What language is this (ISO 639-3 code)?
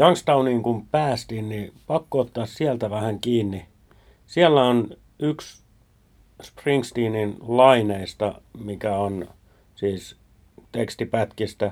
fin